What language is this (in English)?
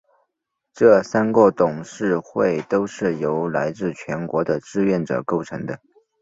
Chinese